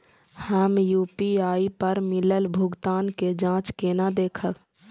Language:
Maithili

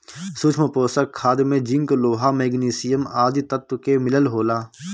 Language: Bhojpuri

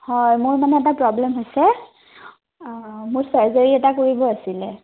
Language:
Assamese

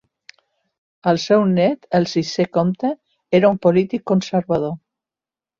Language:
Catalan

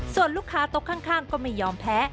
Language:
Thai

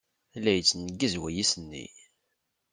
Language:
Kabyle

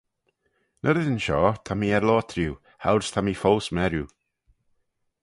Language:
Manx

